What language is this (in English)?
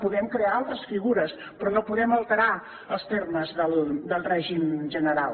Catalan